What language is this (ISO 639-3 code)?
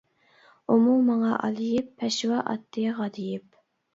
uig